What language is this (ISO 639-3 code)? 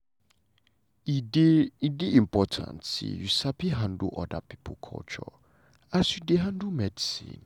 pcm